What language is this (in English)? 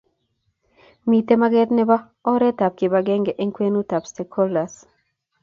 Kalenjin